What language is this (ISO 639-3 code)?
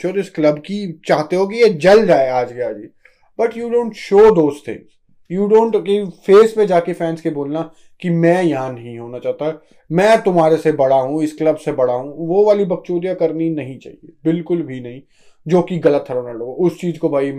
hin